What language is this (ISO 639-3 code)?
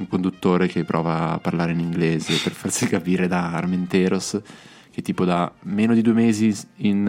ita